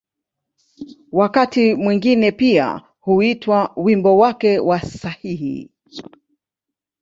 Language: Swahili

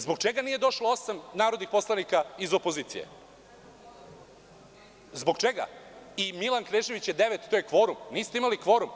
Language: Serbian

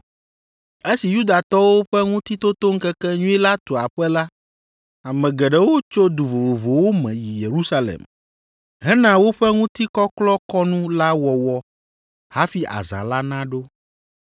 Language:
Ewe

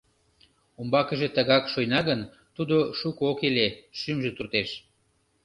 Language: Mari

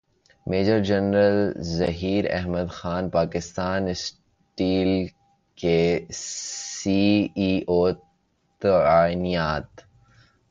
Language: Urdu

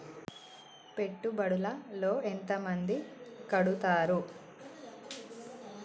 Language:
Telugu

